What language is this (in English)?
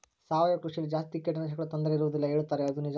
Kannada